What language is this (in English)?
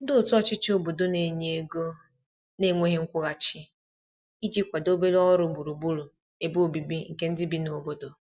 Igbo